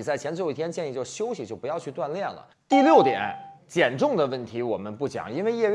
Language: Chinese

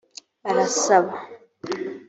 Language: Kinyarwanda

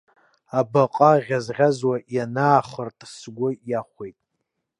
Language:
Abkhazian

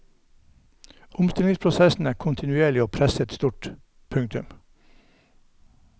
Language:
Norwegian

